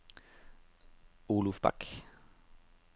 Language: Danish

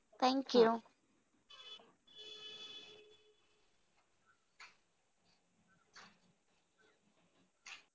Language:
Marathi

